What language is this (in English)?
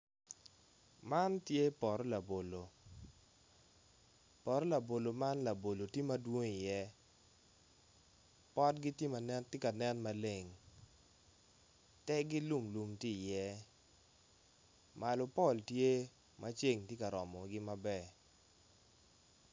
Acoli